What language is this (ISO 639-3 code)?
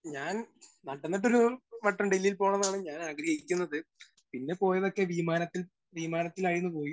mal